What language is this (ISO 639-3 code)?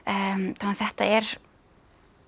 isl